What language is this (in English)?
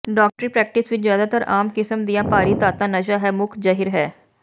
Punjabi